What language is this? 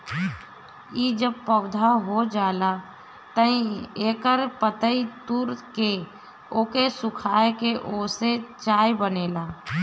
Bhojpuri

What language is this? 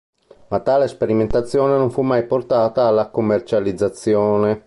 Italian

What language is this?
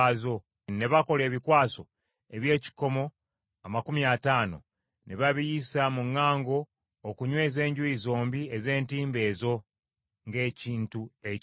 Ganda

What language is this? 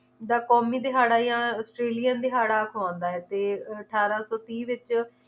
Punjabi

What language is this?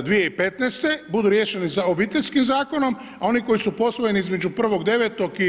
Croatian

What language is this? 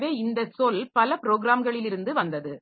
Tamil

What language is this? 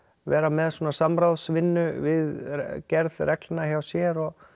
Icelandic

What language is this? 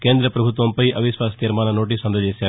Telugu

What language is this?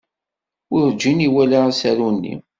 Kabyle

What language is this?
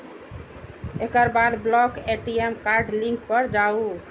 Maithili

